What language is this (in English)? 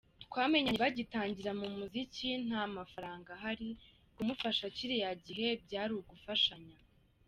Kinyarwanda